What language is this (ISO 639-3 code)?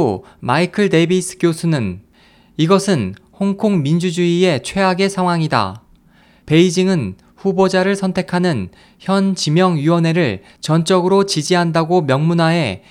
kor